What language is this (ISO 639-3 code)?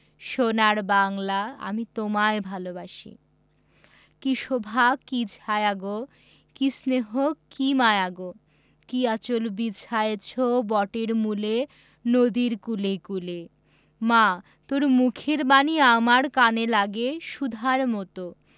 ben